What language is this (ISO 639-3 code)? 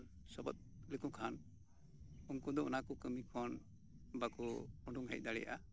sat